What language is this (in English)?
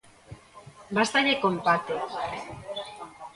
Galician